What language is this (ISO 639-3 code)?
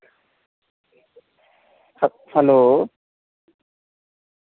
doi